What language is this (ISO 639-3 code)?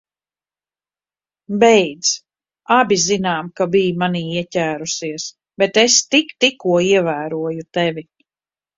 lav